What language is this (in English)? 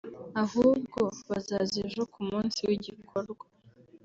Kinyarwanda